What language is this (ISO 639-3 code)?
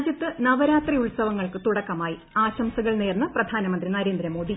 mal